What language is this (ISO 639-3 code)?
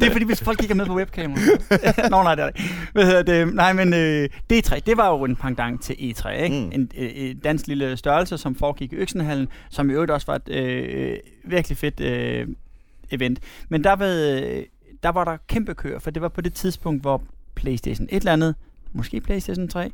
dan